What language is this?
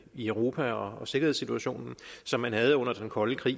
Danish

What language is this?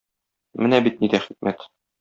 Tatar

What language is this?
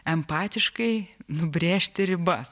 Lithuanian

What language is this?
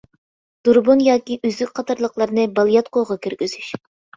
Uyghur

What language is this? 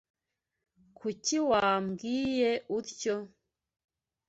Kinyarwanda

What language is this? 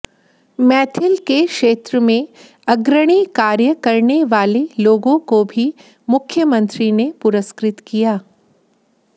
Hindi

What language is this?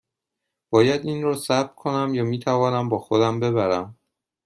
Persian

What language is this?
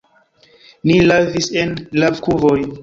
Esperanto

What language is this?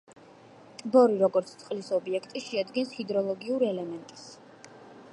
Georgian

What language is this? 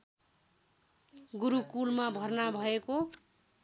Nepali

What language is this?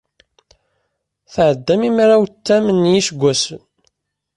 Kabyle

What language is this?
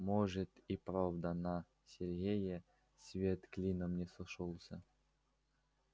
Russian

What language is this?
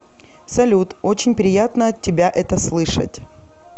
Russian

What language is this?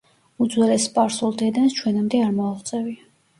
Georgian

